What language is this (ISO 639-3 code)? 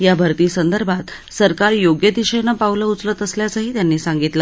mar